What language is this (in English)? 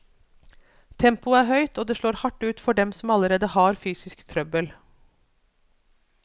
Norwegian